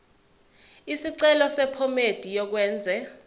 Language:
Zulu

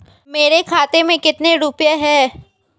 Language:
Hindi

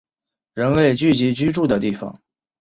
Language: Chinese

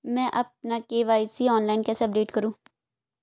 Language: Hindi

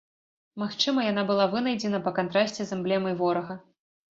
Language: Belarusian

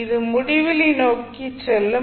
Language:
Tamil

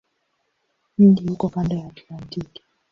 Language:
Swahili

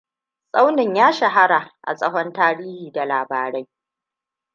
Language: Hausa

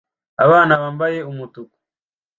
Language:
Kinyarwanda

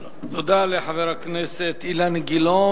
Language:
Hebrew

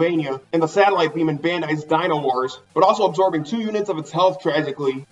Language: English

